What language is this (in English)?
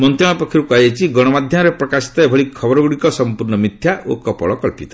Odia